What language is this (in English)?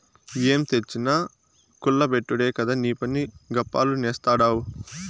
Telugu